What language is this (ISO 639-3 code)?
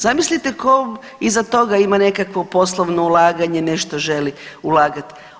hrv